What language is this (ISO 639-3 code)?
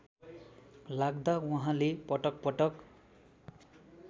nep